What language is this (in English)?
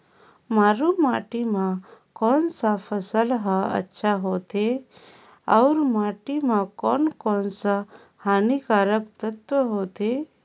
Chhattisgarhi